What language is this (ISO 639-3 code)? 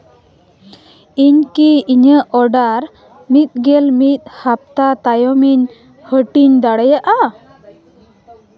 sat